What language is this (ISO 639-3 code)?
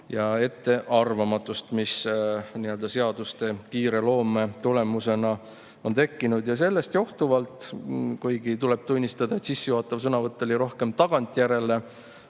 est